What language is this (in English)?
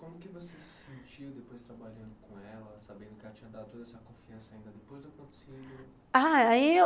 Portuguese